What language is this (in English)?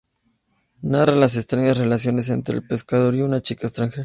Spanish